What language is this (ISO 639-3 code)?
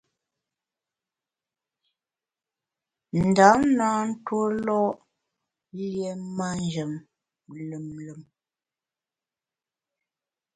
bax